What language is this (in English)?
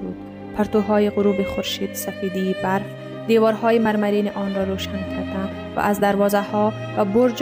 Persian